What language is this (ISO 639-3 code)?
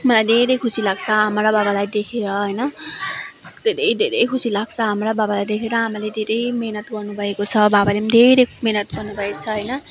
nep